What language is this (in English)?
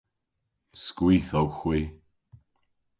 Cornish